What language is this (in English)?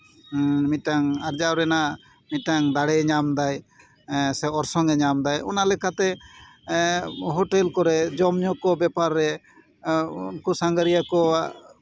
Santali